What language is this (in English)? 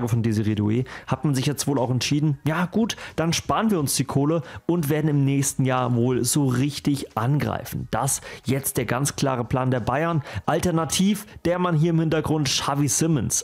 German